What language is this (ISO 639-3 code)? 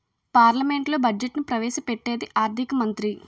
tel